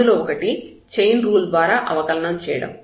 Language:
Telugu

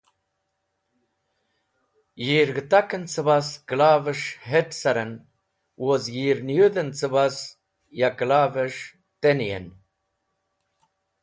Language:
Wakhi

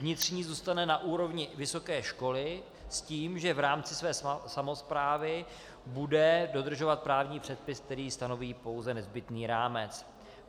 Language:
Czech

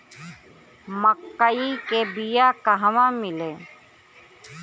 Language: Bhojpuri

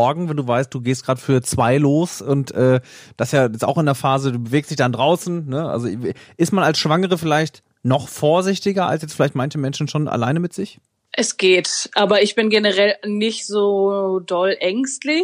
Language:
German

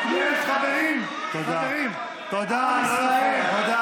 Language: Hebrew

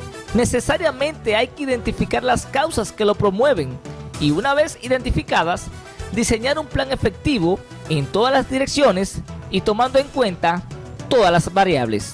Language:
Spanish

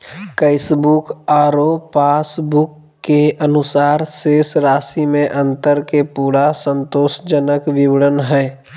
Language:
Magahi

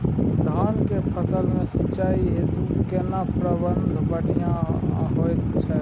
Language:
Maithili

